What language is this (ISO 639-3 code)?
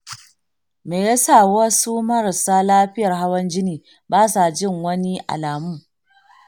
hau